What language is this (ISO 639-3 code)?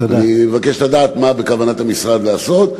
heb